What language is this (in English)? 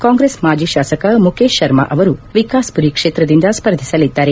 Kannada